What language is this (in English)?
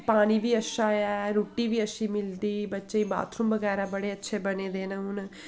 Dogri